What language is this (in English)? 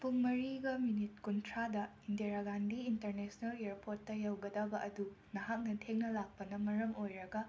Manipuri